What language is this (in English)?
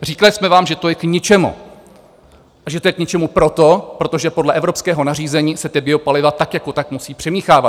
Czech